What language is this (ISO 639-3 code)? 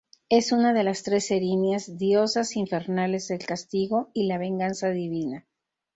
spa